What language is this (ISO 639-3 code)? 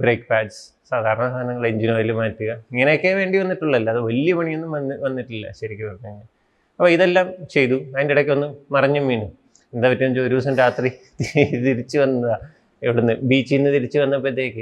mal